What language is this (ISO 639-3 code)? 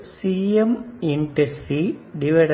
tam